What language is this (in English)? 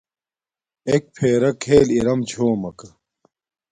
Domaaki